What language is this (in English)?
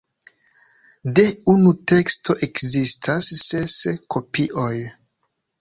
Esperanto